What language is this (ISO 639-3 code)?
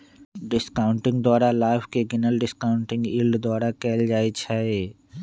mag